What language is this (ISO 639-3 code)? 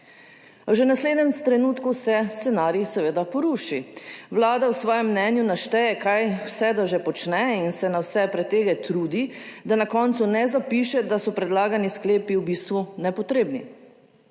slv